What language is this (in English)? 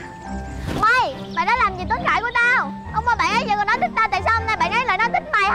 Vietnamese